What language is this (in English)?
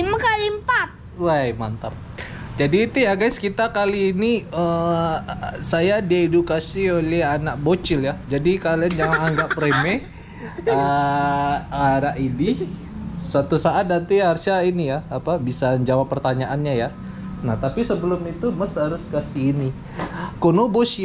Indonesian